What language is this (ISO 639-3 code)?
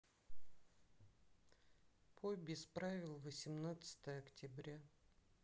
rus